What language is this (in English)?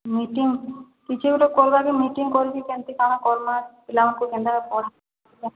Odia